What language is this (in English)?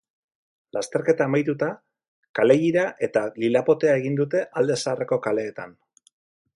Basque